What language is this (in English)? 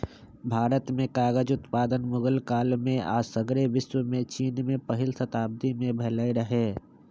Magahi